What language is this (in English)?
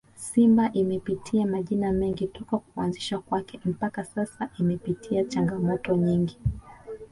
Swahili